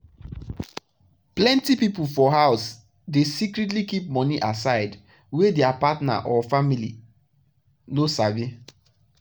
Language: Nigerian Pidgin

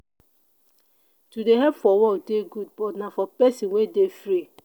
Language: Nigerian Pidgin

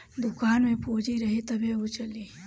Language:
Bhojpuri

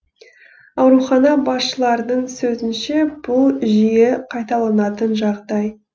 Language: Kazakh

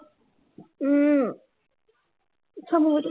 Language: Assamese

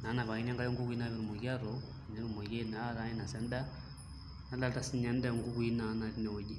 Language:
Masai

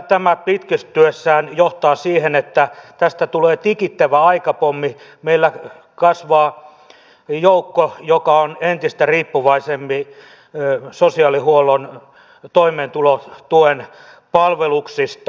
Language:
Finnish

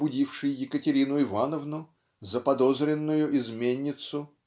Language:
Russian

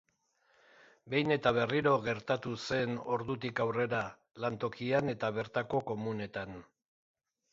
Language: Basque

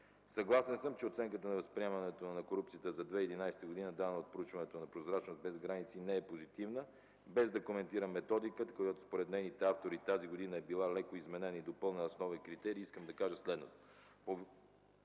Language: Bulgarian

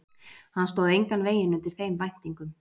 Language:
Icelandic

